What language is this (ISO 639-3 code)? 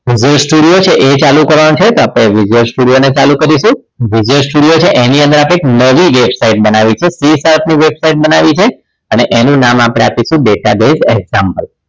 guj